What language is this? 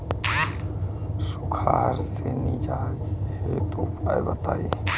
Bhojpuri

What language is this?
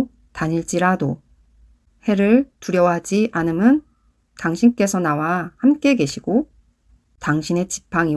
Korean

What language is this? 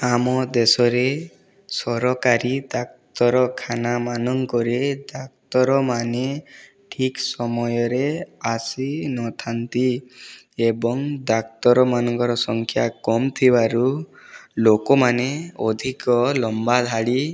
Odia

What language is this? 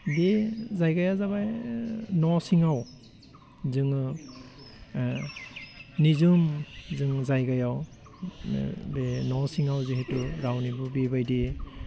Bodo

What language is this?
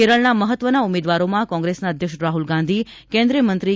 Gujarati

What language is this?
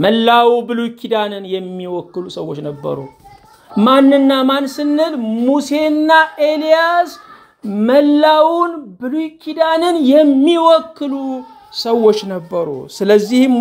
Arabic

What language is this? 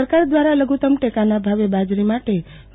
Gujarati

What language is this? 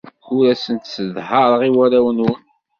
Kabyle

